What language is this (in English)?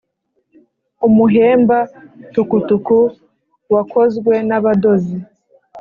Kinyarwanda